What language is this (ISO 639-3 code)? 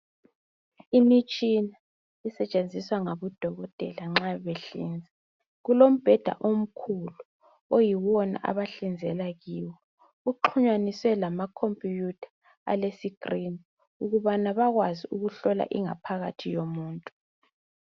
nde